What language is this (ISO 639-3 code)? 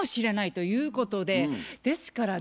jpn